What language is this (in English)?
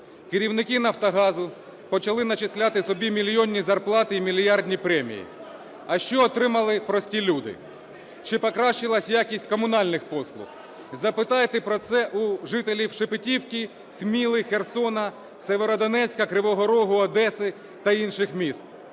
Ukrainian